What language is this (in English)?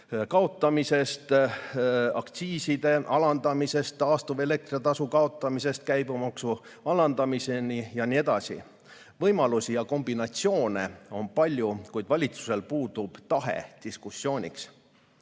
Estonian